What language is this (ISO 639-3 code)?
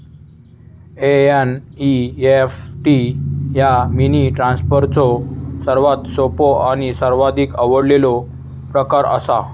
mar